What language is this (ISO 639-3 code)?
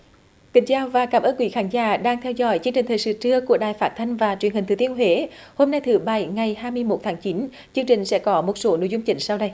vie